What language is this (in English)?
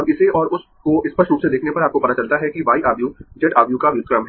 Hindi